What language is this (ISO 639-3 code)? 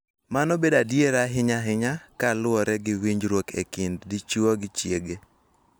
luo